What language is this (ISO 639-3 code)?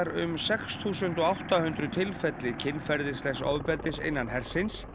isl